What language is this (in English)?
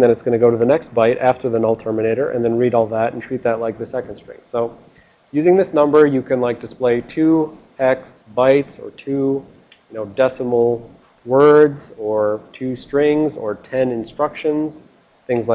English